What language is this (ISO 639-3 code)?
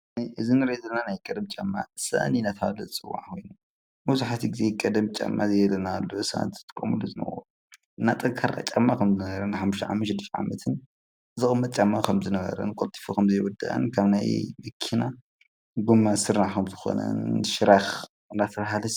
tir